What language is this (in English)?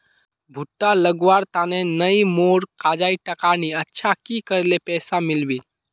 Magahi